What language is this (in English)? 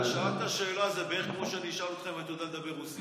Hebrew